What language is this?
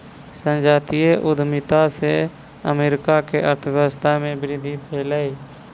Maithili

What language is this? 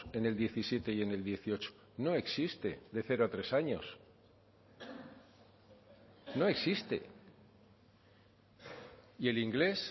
Spanish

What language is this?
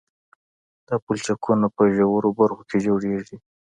Pashto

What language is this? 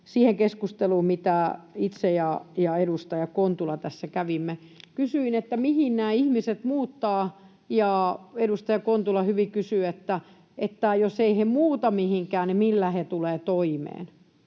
Finnish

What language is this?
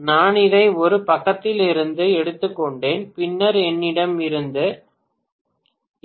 Tamil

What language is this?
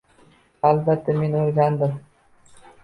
Uzbek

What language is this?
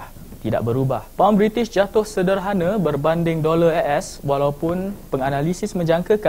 Malay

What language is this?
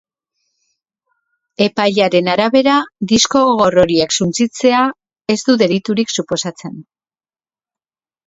Basque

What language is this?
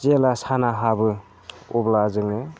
Bodo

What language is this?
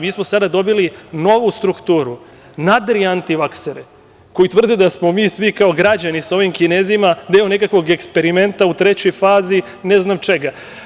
Serbian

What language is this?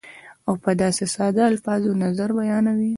Pashto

